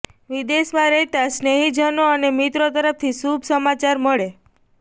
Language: Gujarati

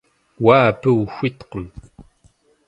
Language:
Kabardian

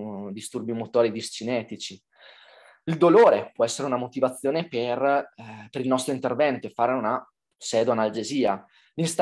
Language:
Italian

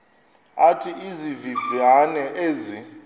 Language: Xhosa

